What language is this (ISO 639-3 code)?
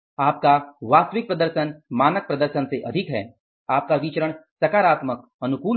hin